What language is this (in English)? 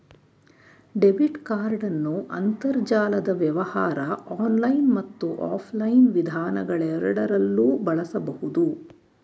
Kannada